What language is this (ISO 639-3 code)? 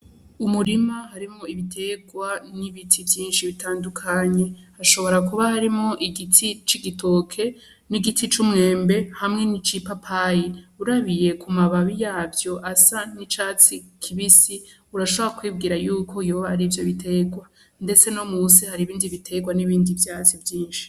run